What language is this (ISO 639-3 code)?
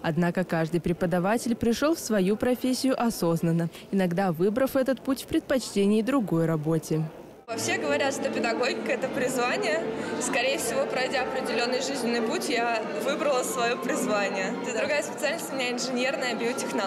rus